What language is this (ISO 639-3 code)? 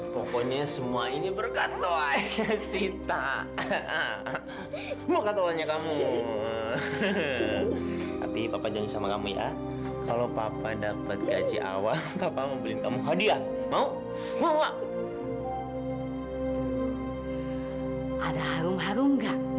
ind